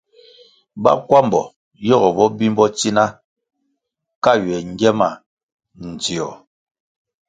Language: Kwasio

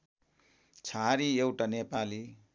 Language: Nepali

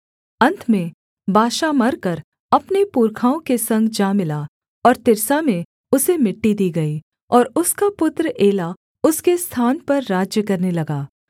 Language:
Hindi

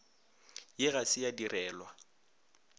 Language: Northern Sotho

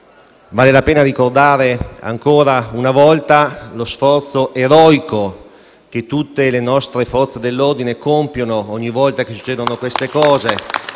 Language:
Italian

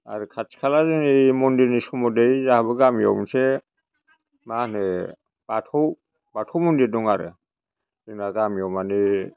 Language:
Bodo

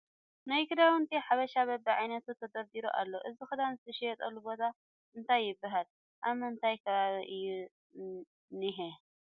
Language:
Tigrinya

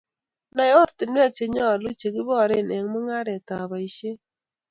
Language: Kalenjin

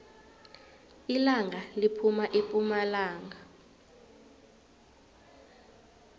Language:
South Ndebele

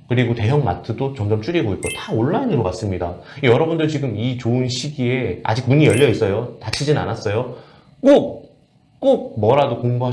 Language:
Korean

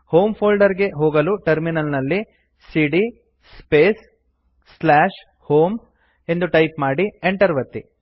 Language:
Kannada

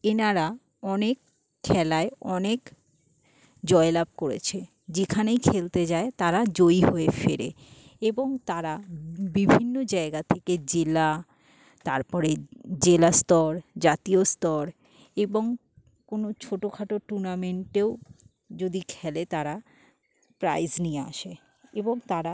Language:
Bangla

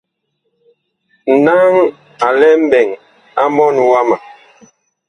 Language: Bakoko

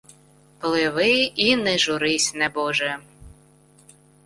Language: Ukrainian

